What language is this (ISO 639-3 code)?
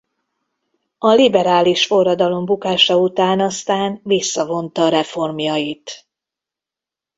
hun